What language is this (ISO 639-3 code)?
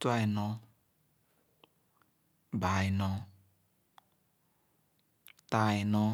ogo